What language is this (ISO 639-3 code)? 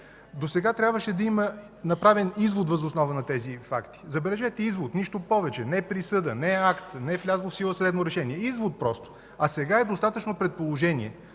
bul